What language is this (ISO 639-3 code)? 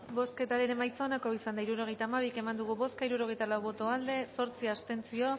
eus